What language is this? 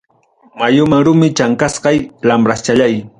Ayacucho Quechua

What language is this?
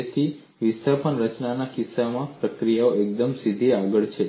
Gujarati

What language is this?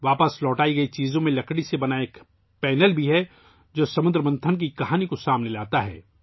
Urdu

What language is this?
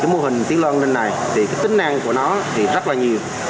Vietnamese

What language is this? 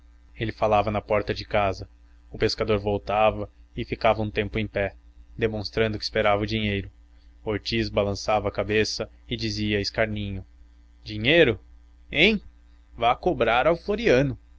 Portuguese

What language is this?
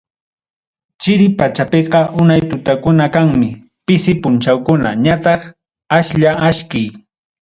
Ayacucho Quechua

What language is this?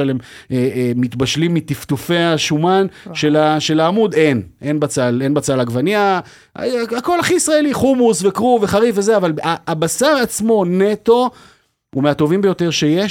Hebrew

